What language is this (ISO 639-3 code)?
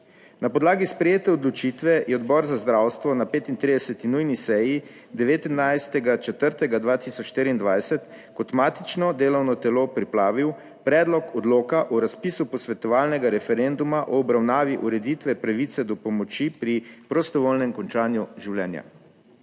slv